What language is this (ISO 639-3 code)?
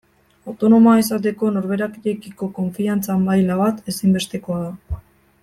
eus